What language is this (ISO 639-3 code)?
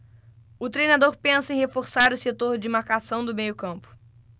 por